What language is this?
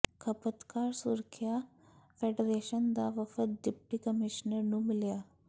Punjabi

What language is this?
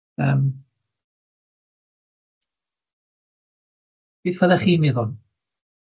Welsh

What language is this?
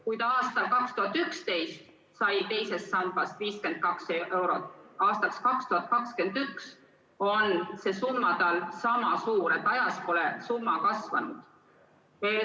Estonian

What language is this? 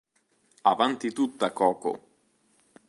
Italian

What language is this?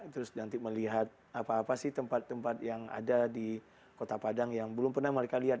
Indonesian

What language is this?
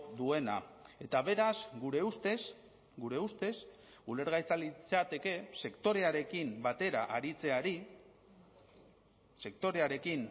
Basque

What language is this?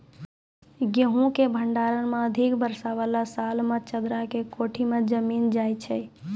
Maithili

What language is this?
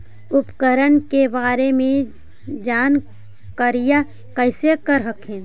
Magahi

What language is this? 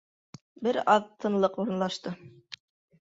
Bashkir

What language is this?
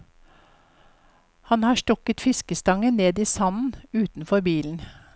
Norwegian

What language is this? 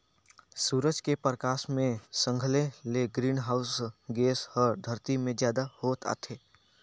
Chhattisgarhi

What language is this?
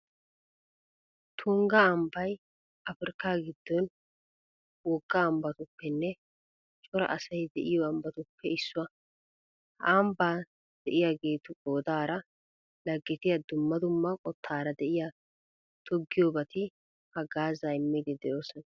Wolaytta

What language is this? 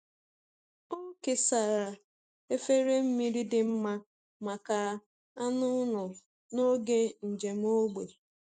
Igbo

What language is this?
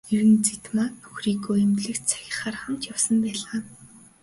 Mongolian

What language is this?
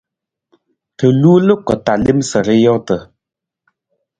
Nawdm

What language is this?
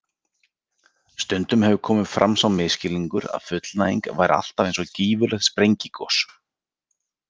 Icelandic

